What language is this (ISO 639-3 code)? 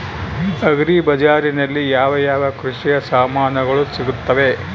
kan